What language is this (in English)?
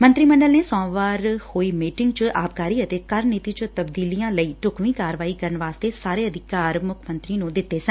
Punjabi